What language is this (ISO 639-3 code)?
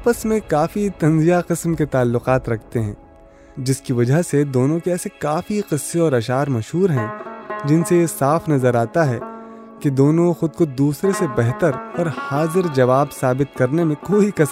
urd